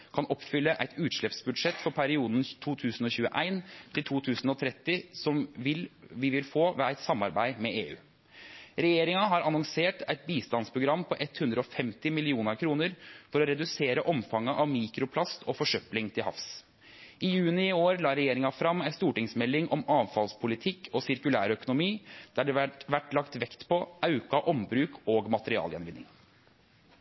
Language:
Norwegian Nynorsk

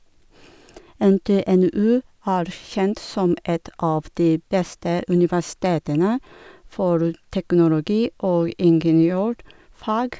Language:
Norwegian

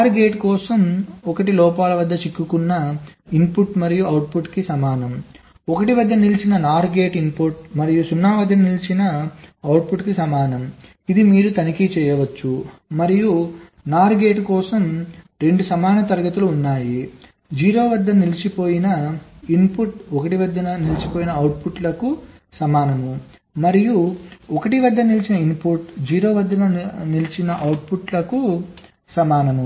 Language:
Telugu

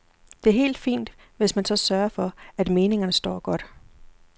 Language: Danish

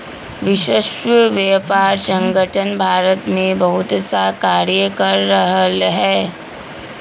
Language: Magahi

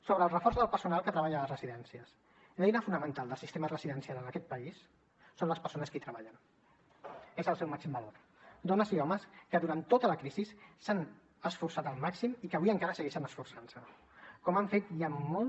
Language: Catalan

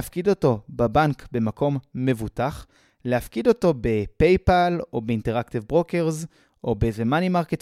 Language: Hebrew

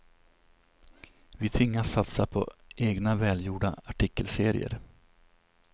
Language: Swedish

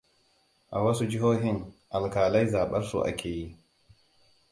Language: Hausa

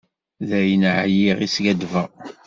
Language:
Kabyle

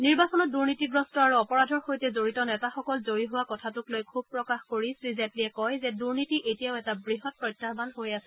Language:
Assamese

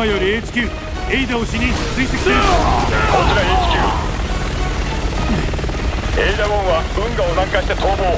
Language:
Japanese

